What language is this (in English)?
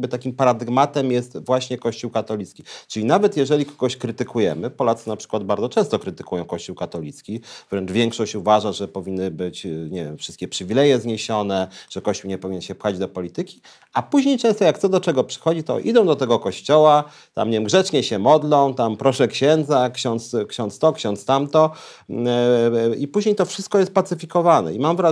Polish